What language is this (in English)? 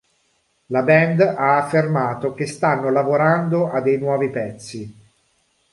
Italian